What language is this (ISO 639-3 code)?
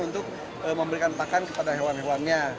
ind